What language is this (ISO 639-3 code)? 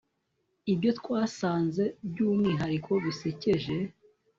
kin